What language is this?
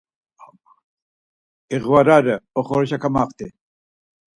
Laz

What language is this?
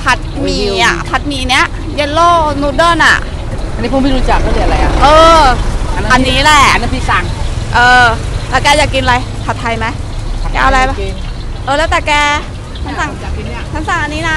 Thai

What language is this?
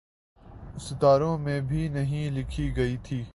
Urdu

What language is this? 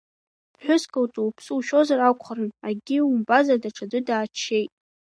Abkhazian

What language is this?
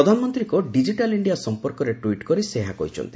Odia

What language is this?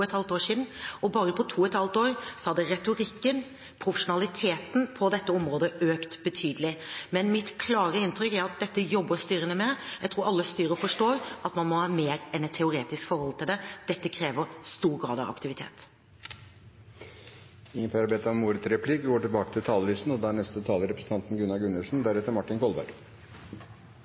Norwegian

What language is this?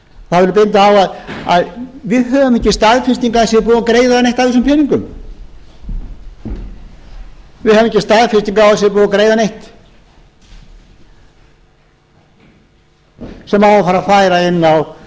Icelandic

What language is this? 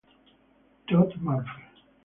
Italian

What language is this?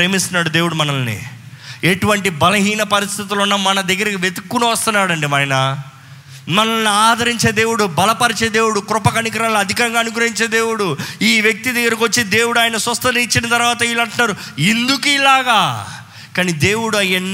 Telugu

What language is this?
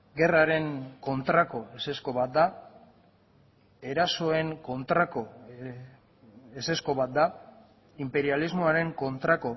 Basque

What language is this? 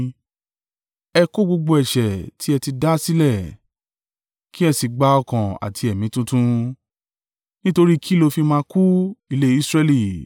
Yoruba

